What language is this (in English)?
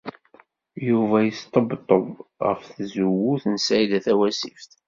Kabyle